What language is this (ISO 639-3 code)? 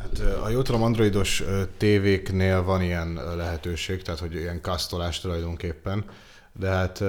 hun